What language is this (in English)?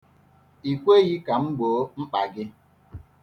Igbo